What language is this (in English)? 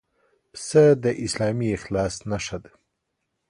Pashto